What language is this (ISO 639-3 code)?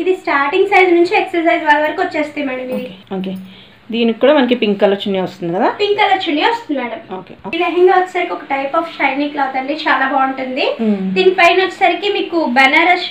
hin